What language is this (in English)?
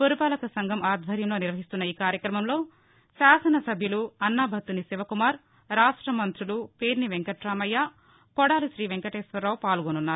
Telugu